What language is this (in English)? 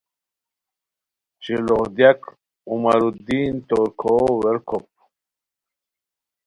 Khowar